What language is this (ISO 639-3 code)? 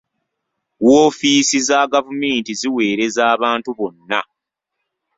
lug